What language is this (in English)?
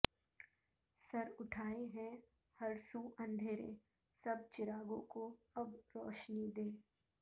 Urdu